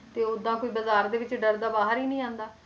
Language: Punjabi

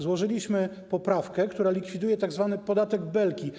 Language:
Polish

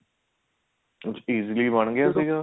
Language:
Punjabi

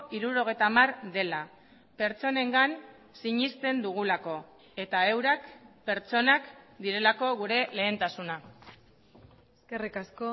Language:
Basque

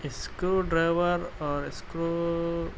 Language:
Urdu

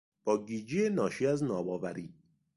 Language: Persian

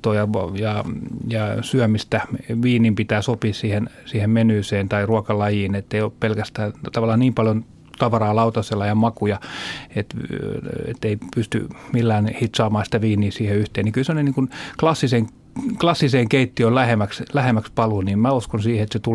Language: Finnish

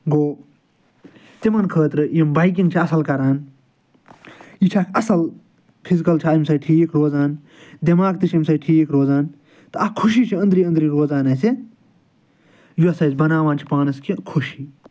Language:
Kashmiri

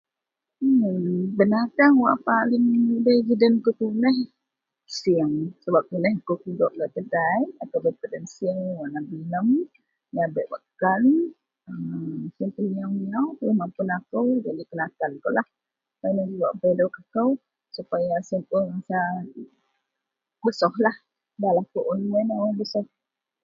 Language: Central Melanau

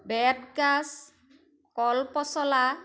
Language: Assamese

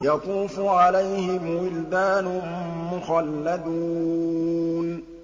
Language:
Arabic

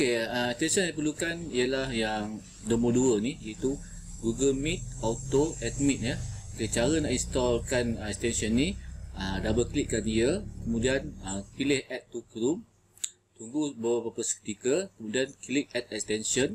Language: Malay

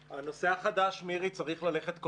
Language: Hebrew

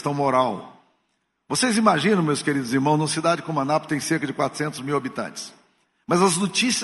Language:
Portuguese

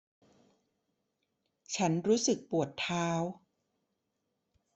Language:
Thai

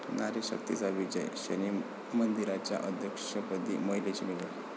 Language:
Marathi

